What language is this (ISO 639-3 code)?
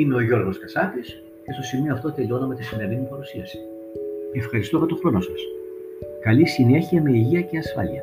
ell